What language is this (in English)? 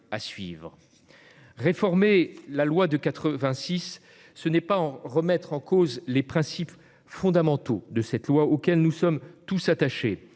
French